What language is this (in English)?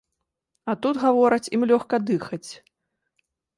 Belarusian